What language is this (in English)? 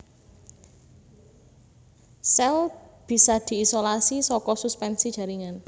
Javanese